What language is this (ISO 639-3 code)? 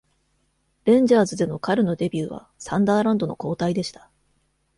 jpn